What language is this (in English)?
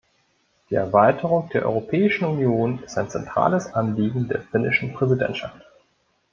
German